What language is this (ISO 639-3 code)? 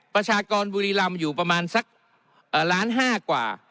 tha